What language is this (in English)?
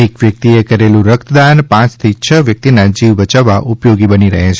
Gujarati